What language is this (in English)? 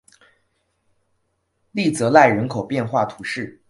Chinese